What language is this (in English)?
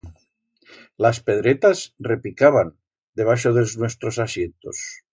Aragonese